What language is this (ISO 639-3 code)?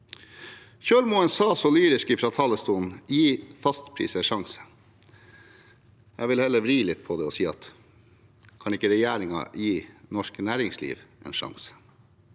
nor